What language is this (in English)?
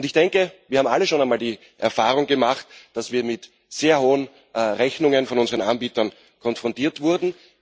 German